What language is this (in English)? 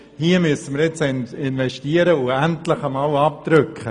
Swiss German